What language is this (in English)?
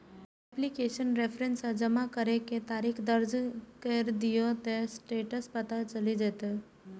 Maithili